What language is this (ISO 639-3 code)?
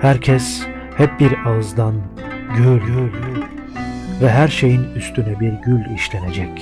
tur